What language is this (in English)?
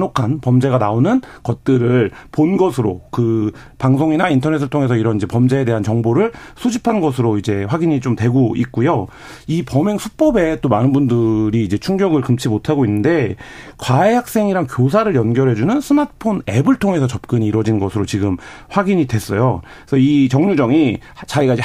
Korean